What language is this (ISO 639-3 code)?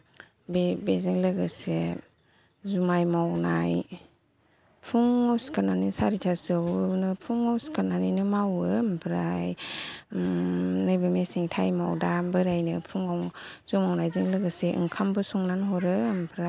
brx